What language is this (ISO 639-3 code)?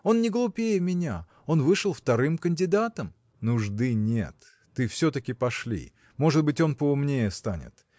rus